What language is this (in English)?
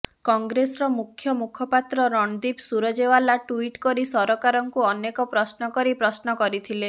Odia